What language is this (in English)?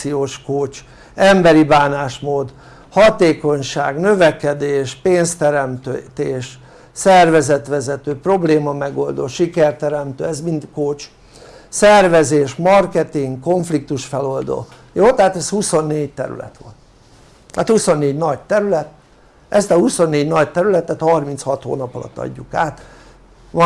Hungarian